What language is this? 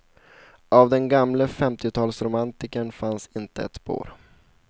Swedish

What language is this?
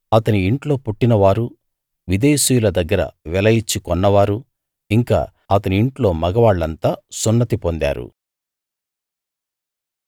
Telugu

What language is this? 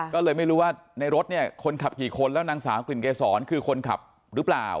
Thai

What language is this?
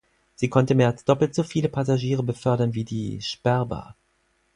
German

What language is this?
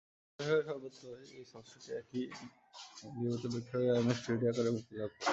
Bangla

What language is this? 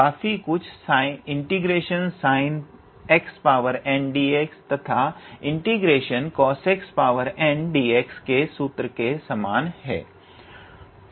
Hindi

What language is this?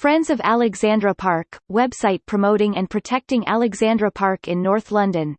English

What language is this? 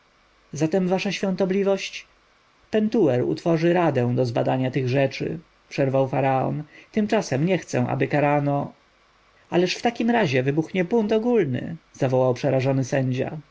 Polish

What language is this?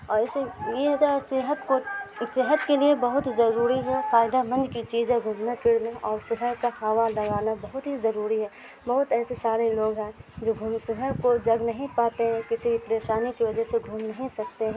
Urdu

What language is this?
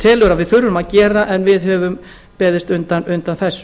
Icelandic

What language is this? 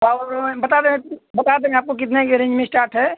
Hindi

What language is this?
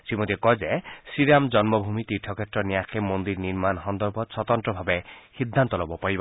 Assamese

